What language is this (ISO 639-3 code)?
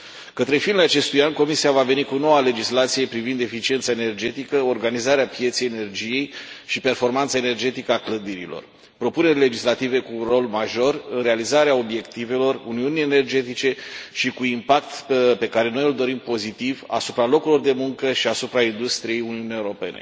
ron